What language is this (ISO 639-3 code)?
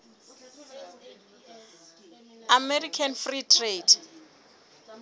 sot